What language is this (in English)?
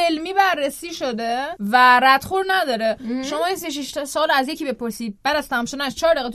Persian